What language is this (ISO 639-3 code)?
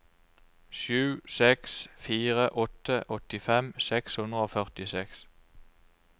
nor